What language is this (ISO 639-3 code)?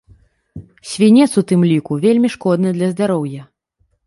bel